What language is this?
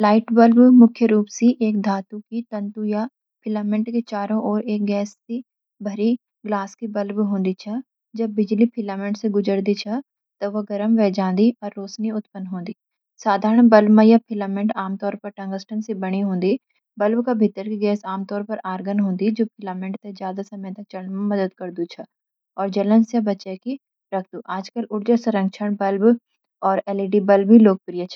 Garhwali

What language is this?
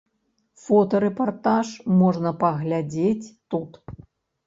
Belarusian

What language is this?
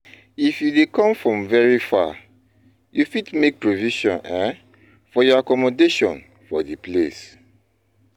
Nigerian Pidgin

